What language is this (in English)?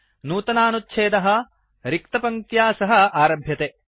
Sanskrit